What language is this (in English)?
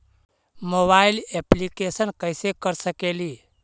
Magahi